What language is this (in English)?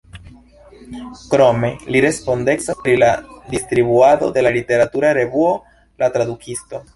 Esperanto